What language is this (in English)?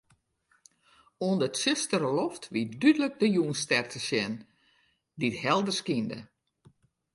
Western Frisian